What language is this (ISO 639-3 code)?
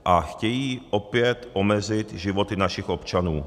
ces